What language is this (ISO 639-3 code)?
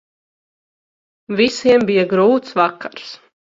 lav